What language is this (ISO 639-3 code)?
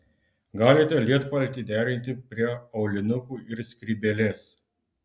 lit